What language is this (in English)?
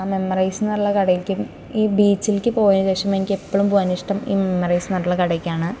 Malayalam